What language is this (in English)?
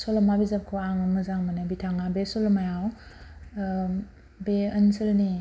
Bodo